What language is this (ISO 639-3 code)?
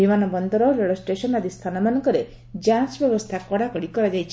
ori